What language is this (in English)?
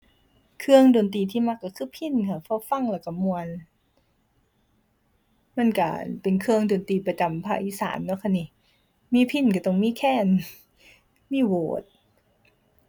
Thai